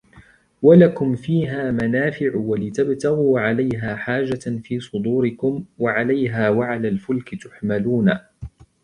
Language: Arabic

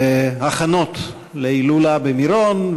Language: Hebrew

